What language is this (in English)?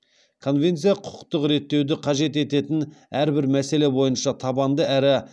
Kazakh